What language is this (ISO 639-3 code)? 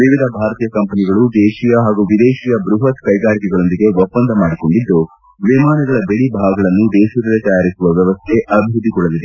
kan